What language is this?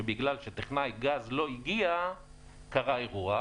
Hebrew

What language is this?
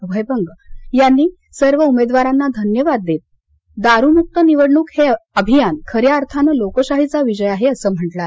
Marathi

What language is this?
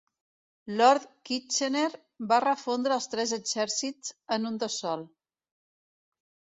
Catalan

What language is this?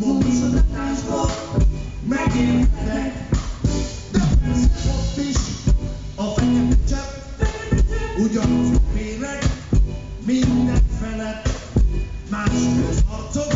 Dutch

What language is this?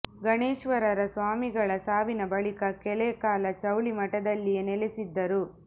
Kannada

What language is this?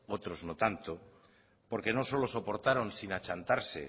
Spanish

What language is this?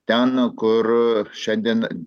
Lithuanian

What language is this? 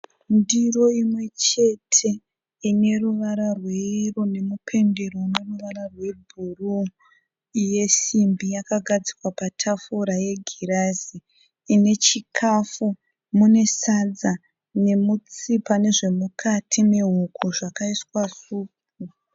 Shona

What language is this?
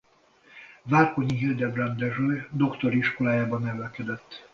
Hungarian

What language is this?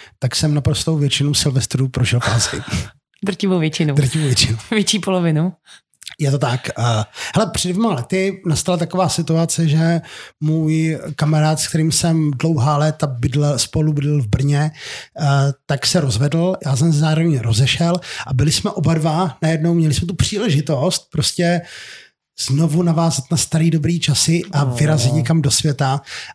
Czech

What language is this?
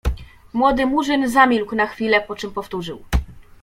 Polish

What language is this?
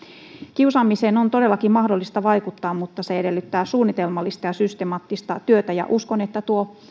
Finnish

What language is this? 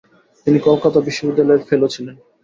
Bangla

